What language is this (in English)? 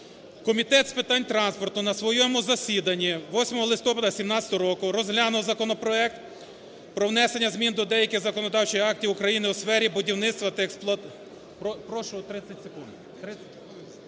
Ukrainian